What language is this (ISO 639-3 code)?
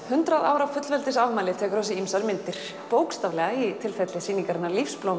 isl